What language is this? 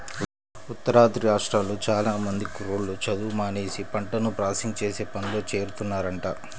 Telugu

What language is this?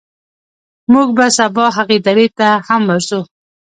Pashto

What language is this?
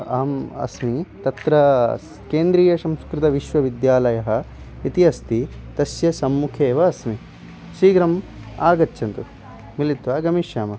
Sanskrit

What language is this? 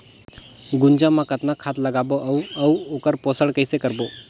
Chhattisgarhi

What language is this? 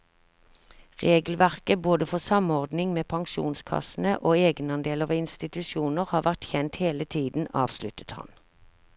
Norwegian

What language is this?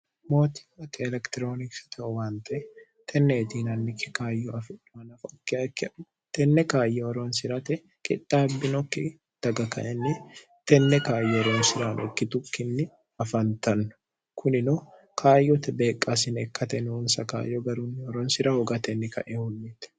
Sidamo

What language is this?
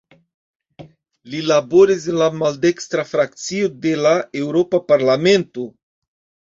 Esperanto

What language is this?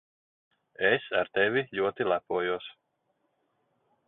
Latvian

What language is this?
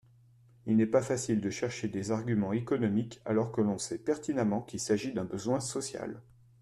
French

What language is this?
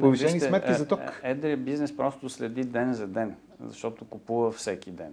Bulgarian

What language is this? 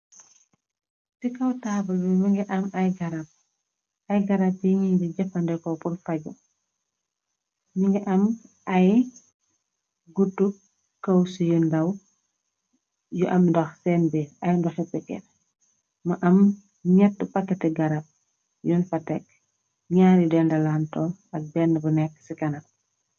Wolof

